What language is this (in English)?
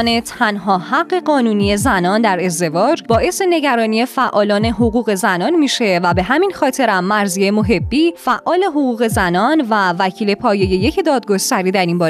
Persian